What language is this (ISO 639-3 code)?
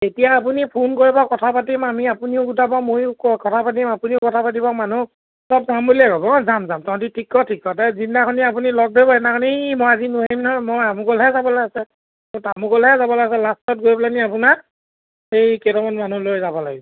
asm